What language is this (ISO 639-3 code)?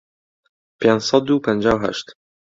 ckb